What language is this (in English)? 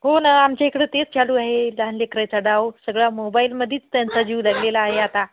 Marathi